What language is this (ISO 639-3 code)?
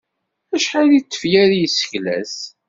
kab